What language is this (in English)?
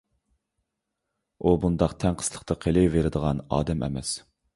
Uyghur